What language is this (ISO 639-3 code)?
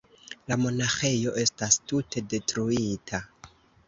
epo